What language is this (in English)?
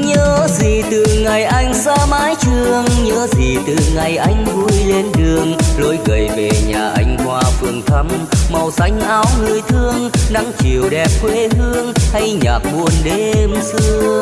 Vietnamese